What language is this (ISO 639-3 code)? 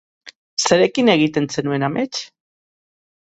eus